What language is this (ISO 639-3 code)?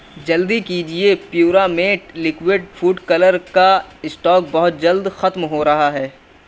urd